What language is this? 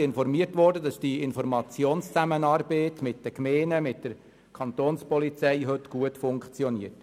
Swiss German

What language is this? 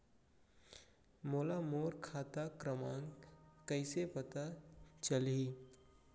Chhattisgarhi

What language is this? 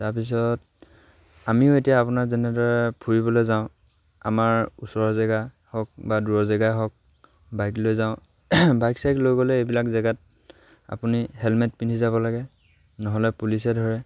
Assamese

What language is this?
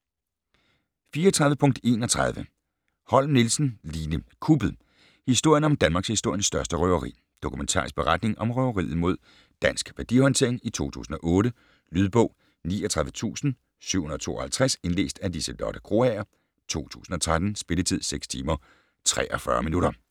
Danish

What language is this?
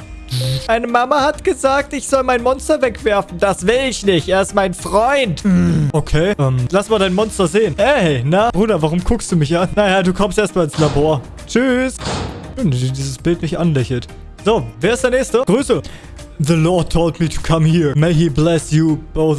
German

